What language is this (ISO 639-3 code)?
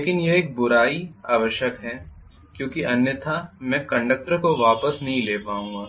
hin